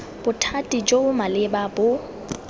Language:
Tswana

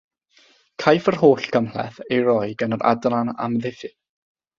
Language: Welsh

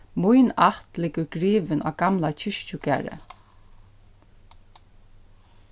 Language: Faroese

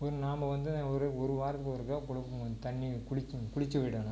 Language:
Tamil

